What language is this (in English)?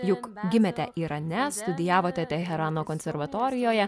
Lithuanian